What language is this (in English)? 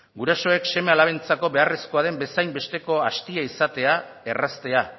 Basque